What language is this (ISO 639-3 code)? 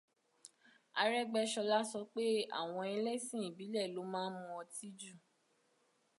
yor